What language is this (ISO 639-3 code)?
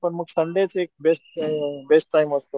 mar